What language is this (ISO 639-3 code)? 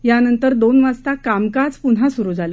mar